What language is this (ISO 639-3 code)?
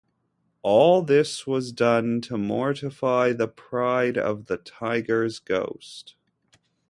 eng